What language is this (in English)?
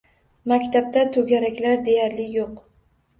Uzbek